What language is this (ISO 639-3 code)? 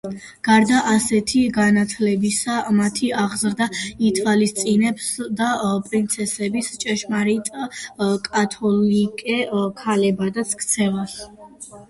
kat